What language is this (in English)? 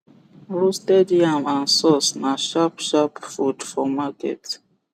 Nigerian Pidgin